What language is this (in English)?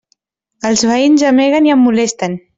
Catalan